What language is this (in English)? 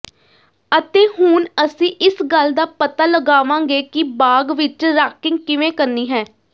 Punjabi